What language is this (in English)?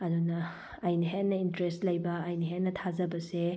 Manipuri